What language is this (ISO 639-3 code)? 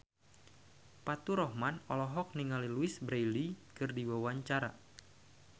sun